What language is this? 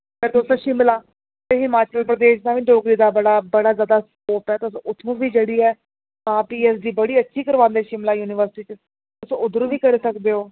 Dogri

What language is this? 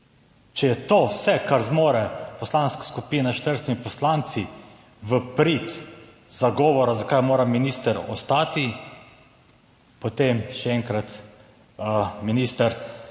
Slovenian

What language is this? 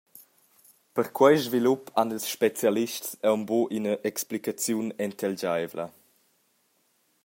Romansh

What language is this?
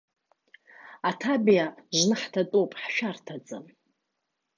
Abkhazian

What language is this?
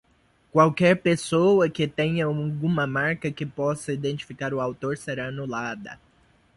Portuguese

